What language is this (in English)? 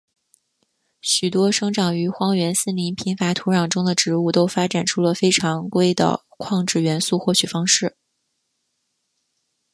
Chinese